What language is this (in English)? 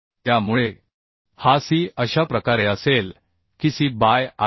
Marathi